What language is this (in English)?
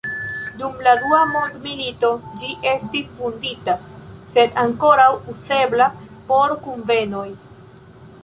Esperanto